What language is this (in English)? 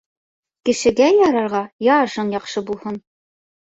Bashkir